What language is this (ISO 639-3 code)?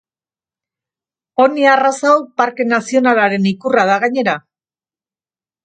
eus